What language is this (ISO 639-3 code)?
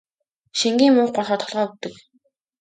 mon